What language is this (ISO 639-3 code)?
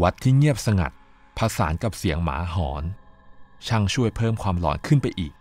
tha